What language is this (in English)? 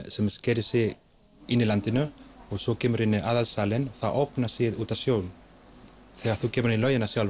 Icelandic